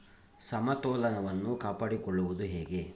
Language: Kannada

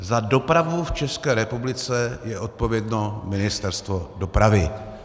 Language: Czech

